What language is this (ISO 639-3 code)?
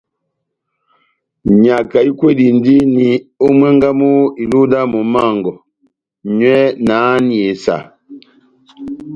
bnm